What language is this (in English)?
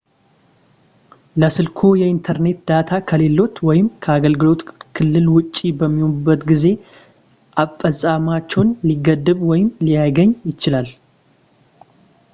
Amharic